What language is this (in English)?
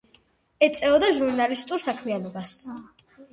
Georgian